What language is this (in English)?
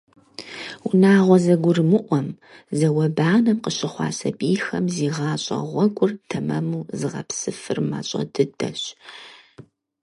Kabardian